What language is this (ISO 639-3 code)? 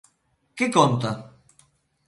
glg